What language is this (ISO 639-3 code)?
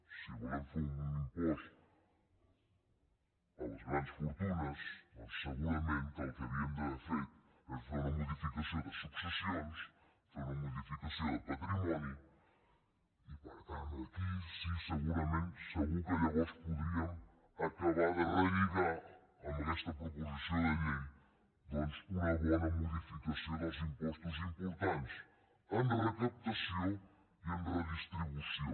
cat